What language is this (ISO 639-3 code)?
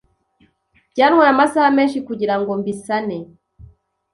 kin